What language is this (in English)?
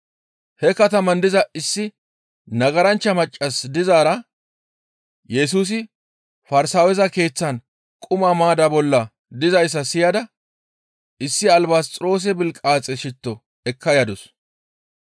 Gamo